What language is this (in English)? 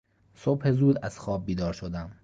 Persian